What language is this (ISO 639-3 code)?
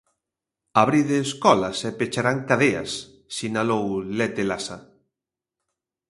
glg